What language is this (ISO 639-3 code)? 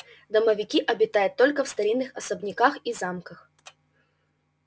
rus